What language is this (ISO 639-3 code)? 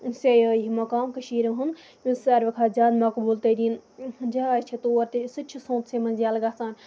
kas